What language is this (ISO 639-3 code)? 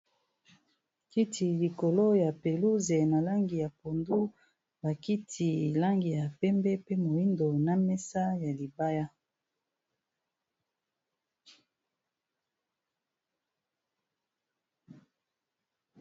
lin